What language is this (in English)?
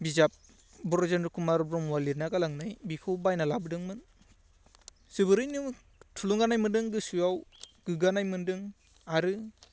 Bodo